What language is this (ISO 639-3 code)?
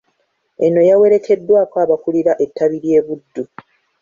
lug